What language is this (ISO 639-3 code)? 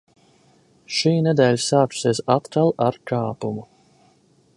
lav